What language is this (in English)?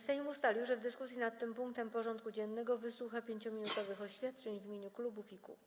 Polish